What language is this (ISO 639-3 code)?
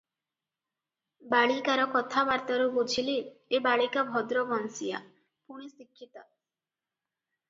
ori